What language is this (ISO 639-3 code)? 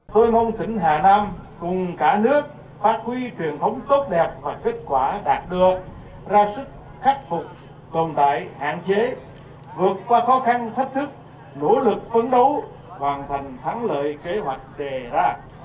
vie